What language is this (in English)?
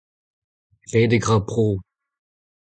Breton